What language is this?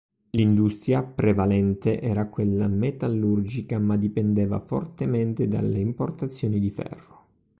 Italian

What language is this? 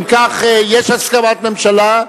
Hebrew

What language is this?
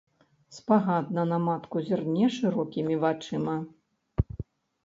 Belarusian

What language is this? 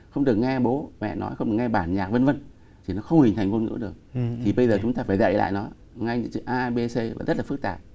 Vietnamese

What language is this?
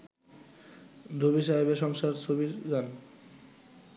Bangla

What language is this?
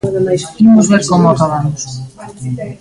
Galician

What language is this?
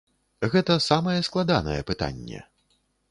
Belarusian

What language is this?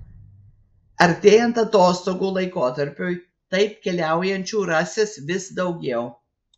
Lithuanian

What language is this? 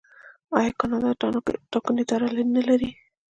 Pashto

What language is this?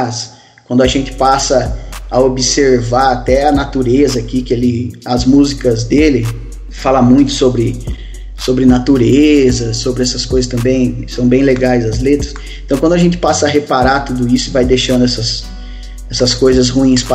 Portuguese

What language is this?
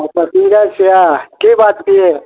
Maithili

